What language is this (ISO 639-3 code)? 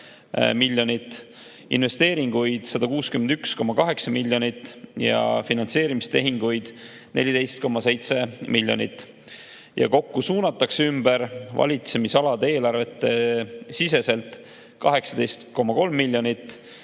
est